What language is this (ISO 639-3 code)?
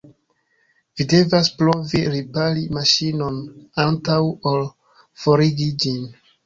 epo